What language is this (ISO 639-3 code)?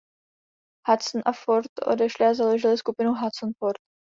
ces